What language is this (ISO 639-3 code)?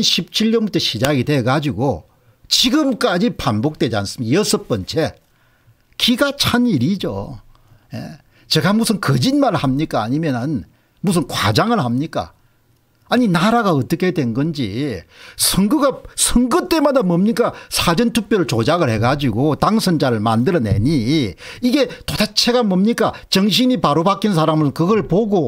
kor